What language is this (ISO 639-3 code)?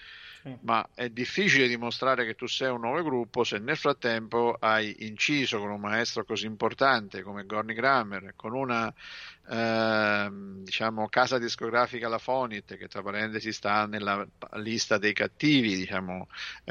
ita